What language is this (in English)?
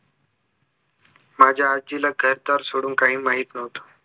Marathi